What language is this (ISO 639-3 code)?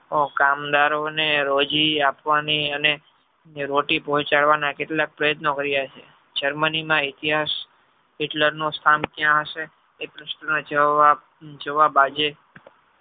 guj